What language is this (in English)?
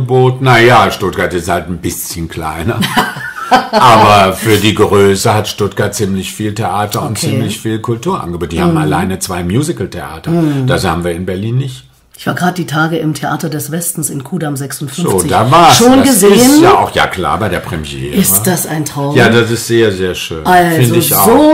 German